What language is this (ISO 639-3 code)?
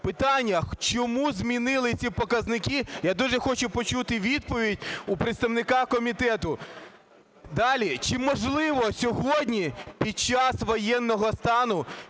ukr